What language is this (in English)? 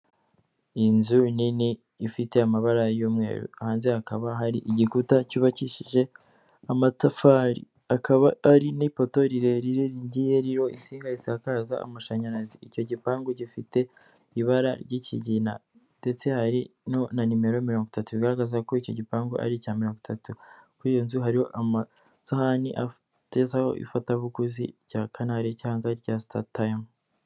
Kinyarwanda